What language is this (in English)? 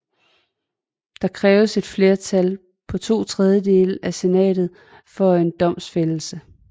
Danish